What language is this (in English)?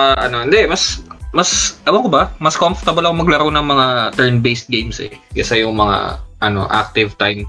Filipino